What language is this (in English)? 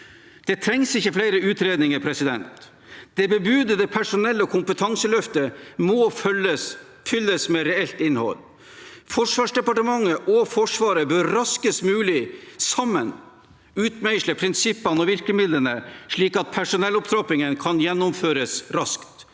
Norwegian